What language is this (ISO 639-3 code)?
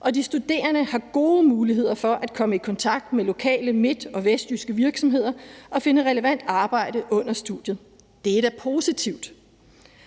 dan